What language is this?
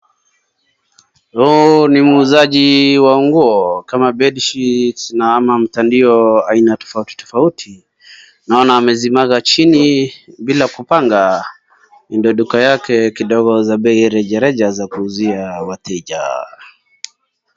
Swahili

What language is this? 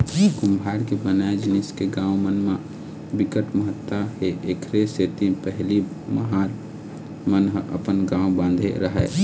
Chhattisgarhi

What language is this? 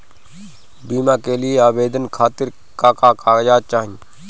Bhojpuri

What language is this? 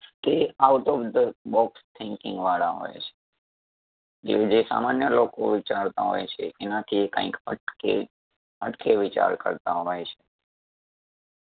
Gujarati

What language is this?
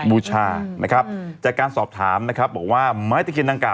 Thai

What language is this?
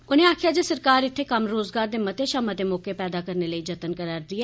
Dogri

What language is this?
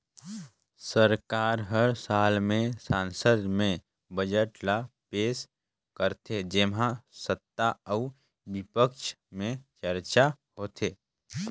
Chhattisgarhi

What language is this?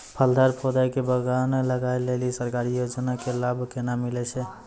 Maithili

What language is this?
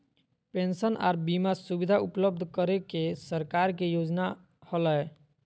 Magahi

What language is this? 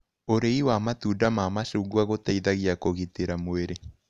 Kikuyu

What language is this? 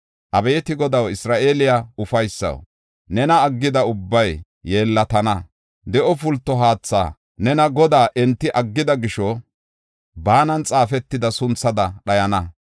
Gofa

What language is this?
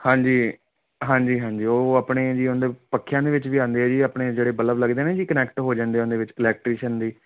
Punjabi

